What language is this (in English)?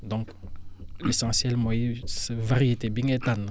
Wolof